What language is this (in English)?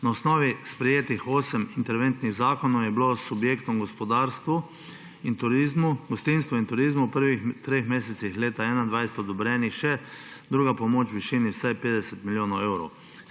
Slovenian